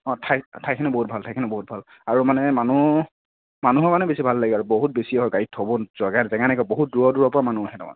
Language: Assamese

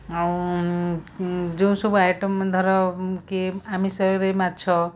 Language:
Odia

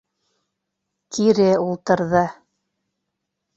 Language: Bashkir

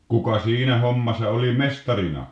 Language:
Finnish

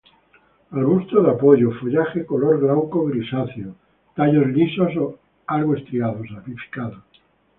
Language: Spanish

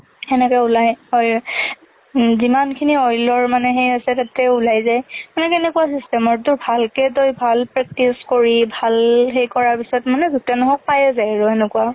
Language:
Assamese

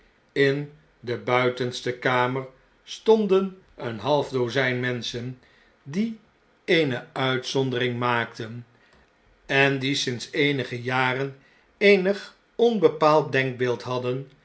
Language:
Dutch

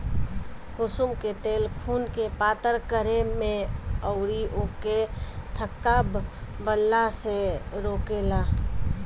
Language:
Bhojpuri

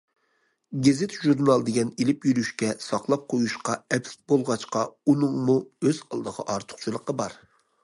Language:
Uyghur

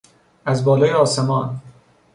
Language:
Persian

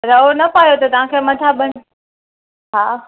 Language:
Sindhi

